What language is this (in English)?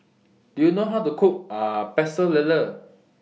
English